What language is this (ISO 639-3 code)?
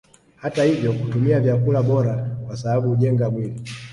swa